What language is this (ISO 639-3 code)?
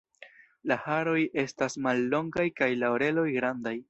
epo